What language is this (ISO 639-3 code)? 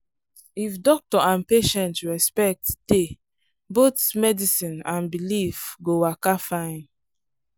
pcm